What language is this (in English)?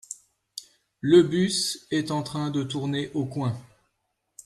French